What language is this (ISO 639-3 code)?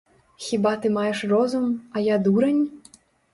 bel